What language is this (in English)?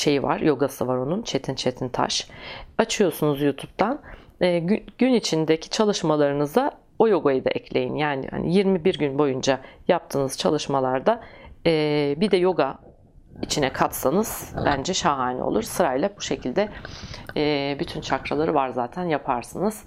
Turkish